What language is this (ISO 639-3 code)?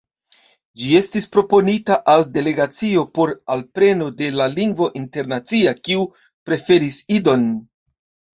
epo